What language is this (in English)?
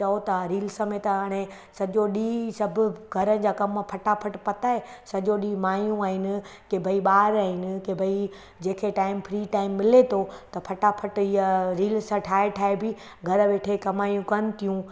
Sindhi